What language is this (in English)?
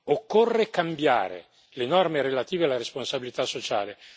Italian